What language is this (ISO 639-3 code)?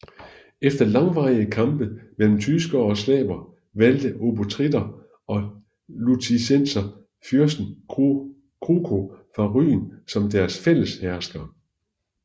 dan